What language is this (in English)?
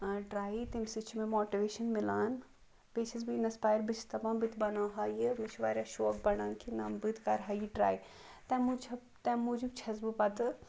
Kashmiri